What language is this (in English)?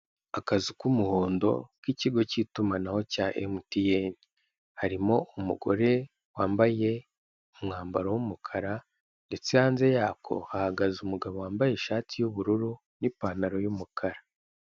Kinyarwanda